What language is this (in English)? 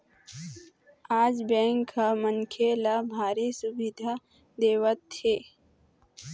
Chhattisgarhi